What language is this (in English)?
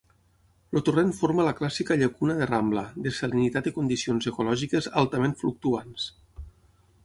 Catalan